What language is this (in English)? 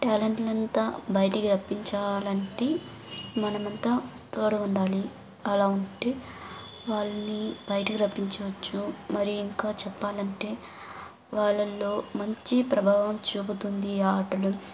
Telugu